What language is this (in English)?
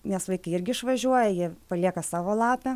Lithuanian